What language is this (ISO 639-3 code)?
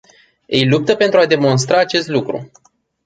ron